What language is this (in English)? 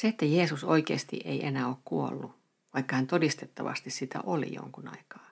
Finnish